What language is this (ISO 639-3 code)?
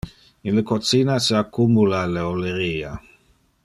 ina